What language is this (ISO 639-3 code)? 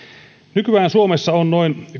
fin